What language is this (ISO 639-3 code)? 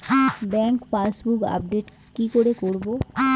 ben